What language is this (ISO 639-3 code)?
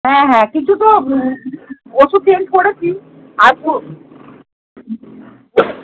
ben